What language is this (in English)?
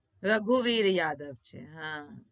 Gujarati